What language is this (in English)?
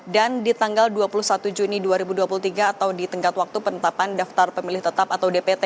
Indonesian